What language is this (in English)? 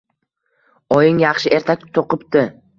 Uzbek